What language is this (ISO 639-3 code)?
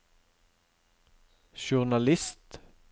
nor